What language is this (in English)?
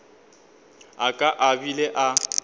Northern Sotho